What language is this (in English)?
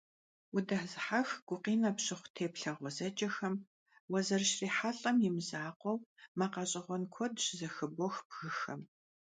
Kabardian